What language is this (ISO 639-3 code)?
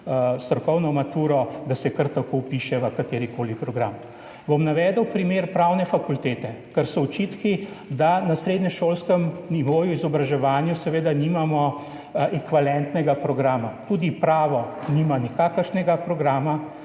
slv